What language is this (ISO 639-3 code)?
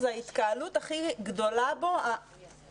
heb